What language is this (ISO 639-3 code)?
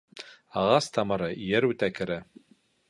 bak